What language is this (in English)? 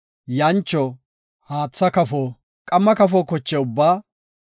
Gofa